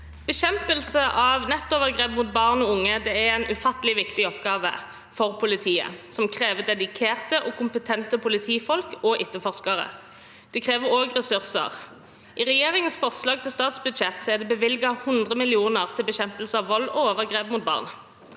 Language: Norwegian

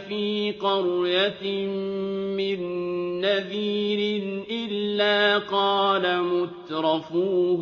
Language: Arabic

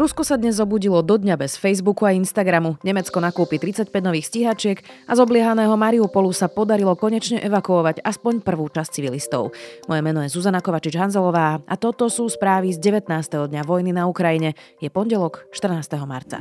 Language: Slovak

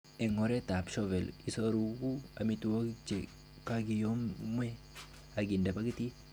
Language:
Kalenjin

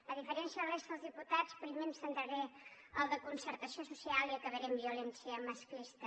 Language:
Catalan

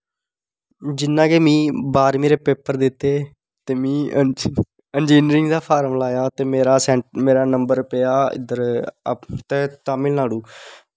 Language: Dogri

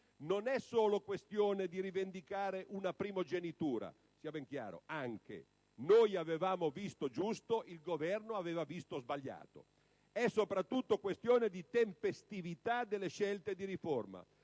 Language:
Italian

